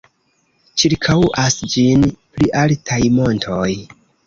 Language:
Esperanto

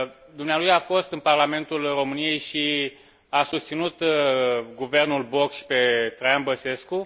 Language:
Romanian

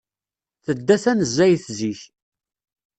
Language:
Kabyle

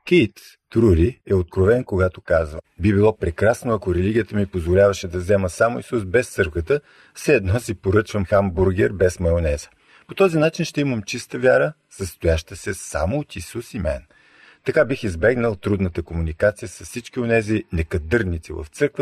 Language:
Bulgarian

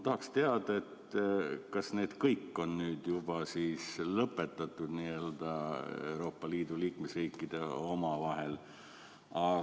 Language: Estonian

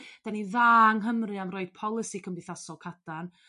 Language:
Welsh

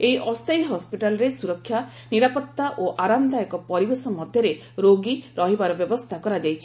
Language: Odia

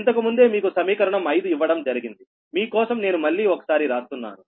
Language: Telugu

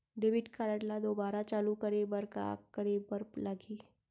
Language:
Chhattisgarhi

